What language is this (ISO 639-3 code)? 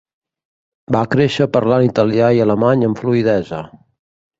cat